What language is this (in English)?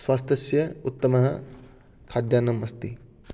Sanskrit